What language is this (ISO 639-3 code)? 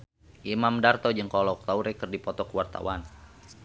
sun